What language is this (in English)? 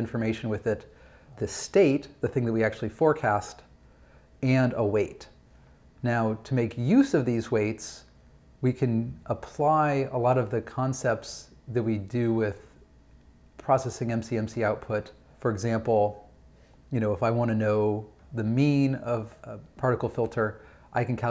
English